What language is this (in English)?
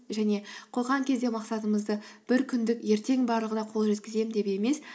Kazakh